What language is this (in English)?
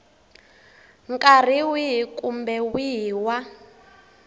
Tsonga